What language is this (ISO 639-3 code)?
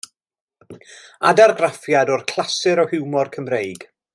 cym